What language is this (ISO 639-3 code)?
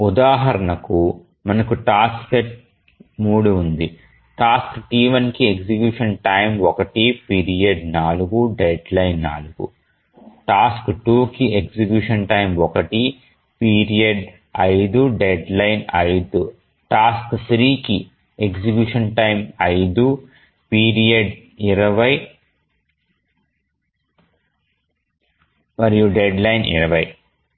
tel